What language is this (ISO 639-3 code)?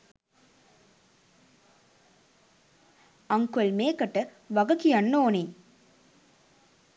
sin